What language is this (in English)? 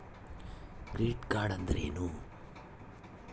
Kannada